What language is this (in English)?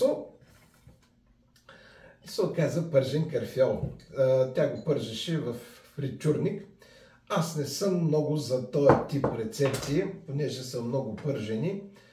Bulgarian